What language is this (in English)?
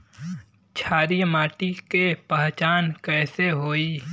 Bhojpuri